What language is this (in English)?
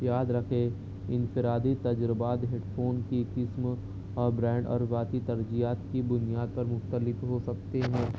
Urdu